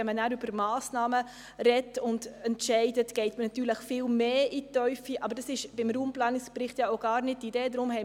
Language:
Swiss German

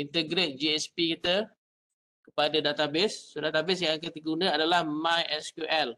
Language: Malay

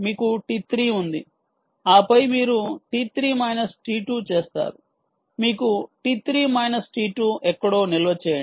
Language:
Telugu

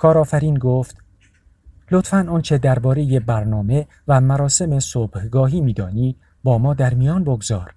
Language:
Persian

